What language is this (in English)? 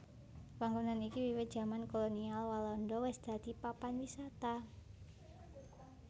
Javanese